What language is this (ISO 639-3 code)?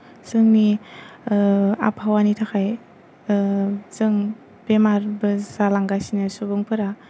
brx